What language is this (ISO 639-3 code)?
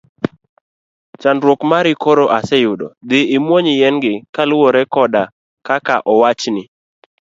luo